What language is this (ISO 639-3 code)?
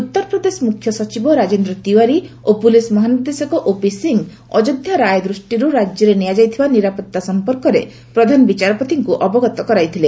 ori